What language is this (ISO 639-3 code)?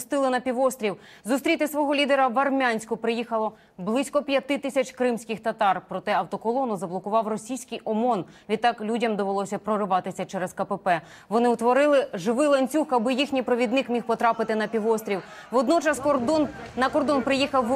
ukr